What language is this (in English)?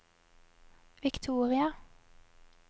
Norwegian